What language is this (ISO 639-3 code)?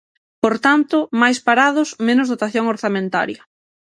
glg